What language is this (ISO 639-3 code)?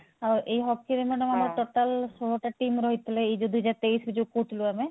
ori